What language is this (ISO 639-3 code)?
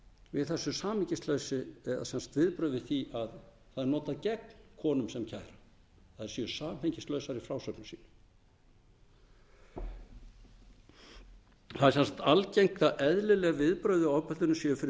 isl